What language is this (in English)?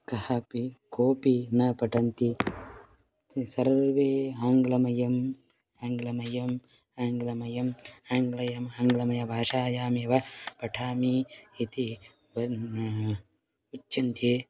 Sanskrit